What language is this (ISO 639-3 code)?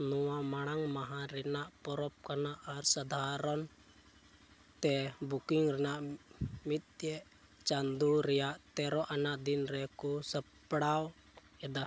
sat